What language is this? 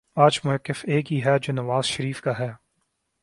Urdu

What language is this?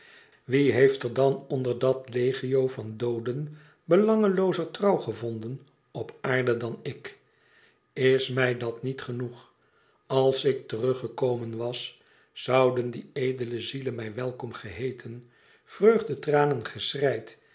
Dutch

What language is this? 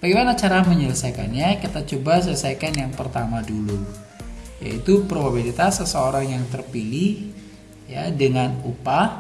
Indonesian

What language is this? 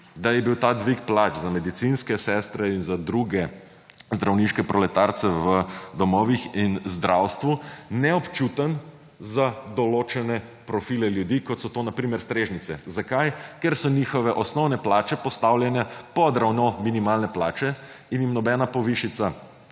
Slovenian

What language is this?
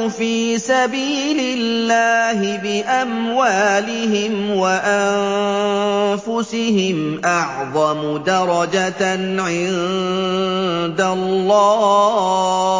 Arabic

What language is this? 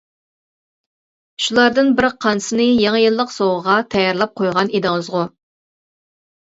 Uyghur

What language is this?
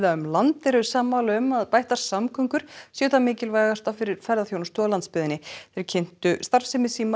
Icelandic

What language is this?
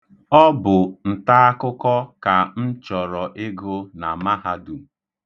Igbo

